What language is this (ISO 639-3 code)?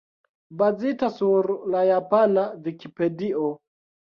epo